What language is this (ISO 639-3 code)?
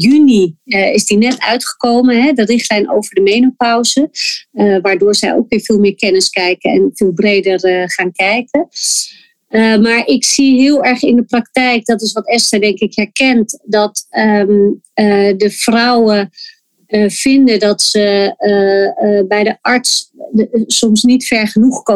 nld